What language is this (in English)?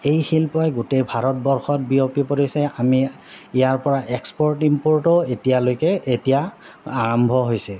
Assamese